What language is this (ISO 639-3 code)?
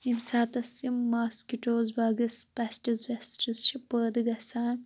kas